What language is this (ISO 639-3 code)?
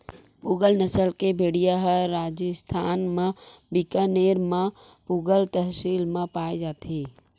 hne